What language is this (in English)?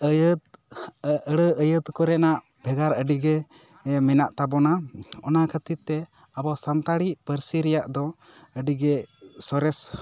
Santali